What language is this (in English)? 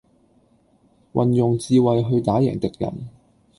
Cantonese